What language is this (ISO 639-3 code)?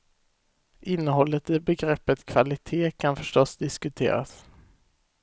swe